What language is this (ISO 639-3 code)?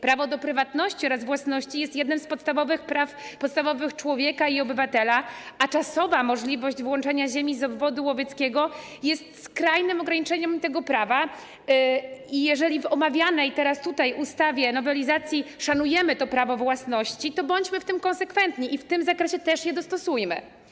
pol